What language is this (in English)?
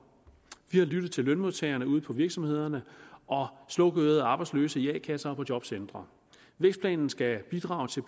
Danish